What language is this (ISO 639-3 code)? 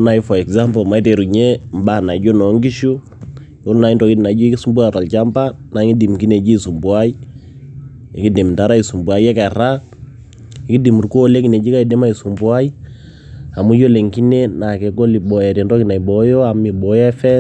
mas